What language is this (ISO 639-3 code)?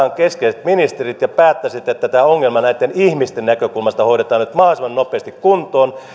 fin